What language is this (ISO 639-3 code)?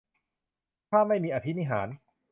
tha